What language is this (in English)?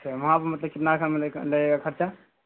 Urdu